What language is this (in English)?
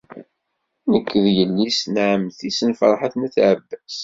Kabyle